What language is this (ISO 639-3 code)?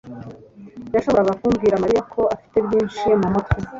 kin